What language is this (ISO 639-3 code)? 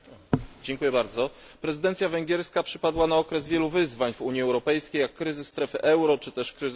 pol